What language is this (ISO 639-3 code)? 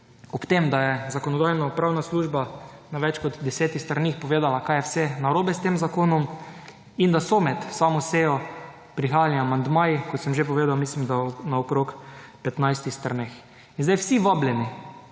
slv